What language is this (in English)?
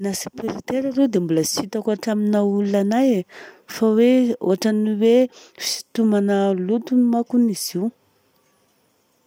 Southern Betsimisaraka Malagasy